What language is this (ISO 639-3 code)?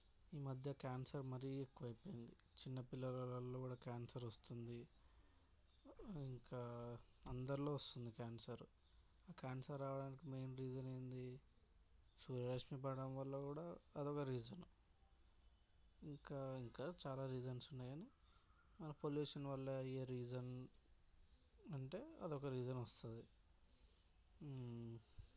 tel